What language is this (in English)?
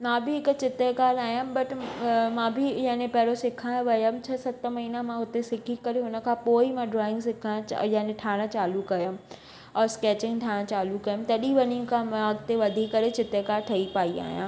Sindhi